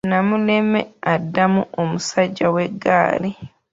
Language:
Ganda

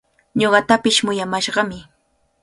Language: Cajatambo North Lima Quechua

